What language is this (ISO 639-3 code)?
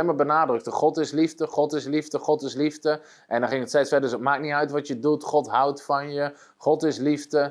nld